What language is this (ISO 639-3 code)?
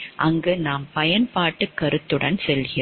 tam